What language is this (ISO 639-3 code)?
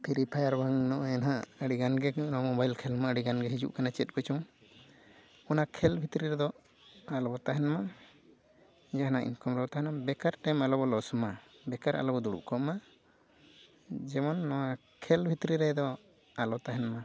sat